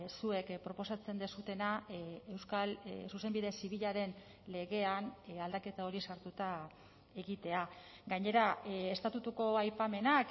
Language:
Basque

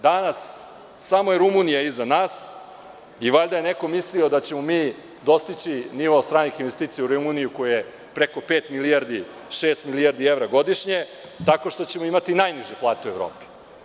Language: Serbian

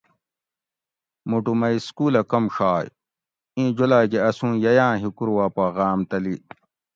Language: Gawri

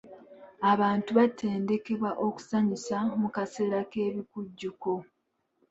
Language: Ganda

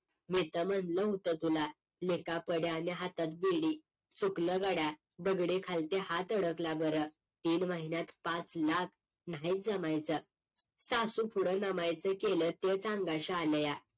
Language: Marathi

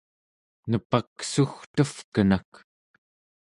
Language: Central Yupik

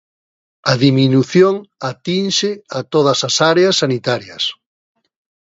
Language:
Galician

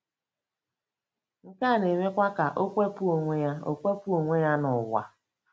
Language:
Igbo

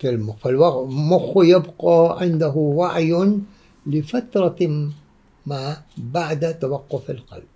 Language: Arabic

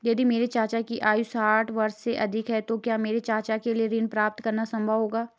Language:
Hindi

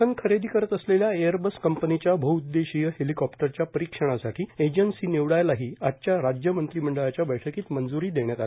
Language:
Marathi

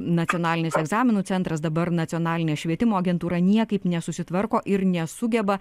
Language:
Lithuanian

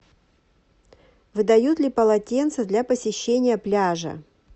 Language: Russian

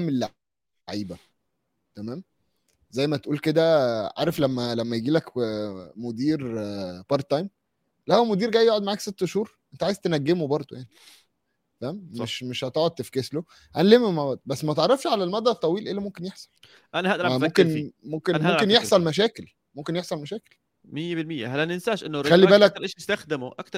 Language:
Arabic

